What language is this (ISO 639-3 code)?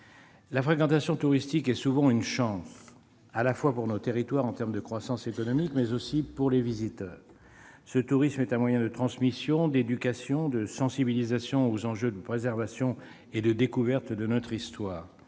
fra